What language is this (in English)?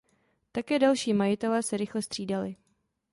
Czech